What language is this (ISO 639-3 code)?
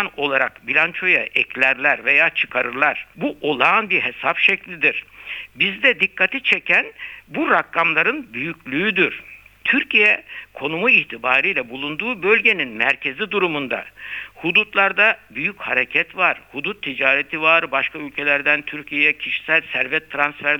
tur